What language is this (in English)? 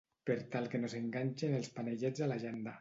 Catalan